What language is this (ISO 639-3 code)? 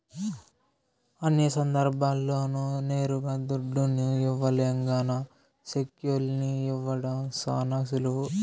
tel